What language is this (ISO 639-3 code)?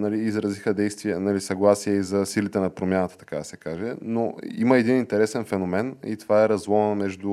bul